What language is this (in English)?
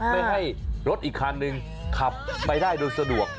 Thai